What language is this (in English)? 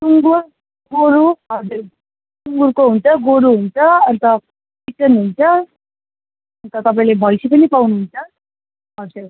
Nepali